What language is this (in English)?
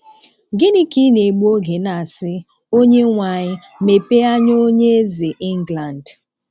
Igbo